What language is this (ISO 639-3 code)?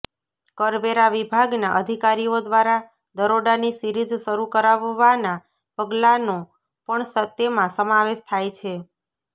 guj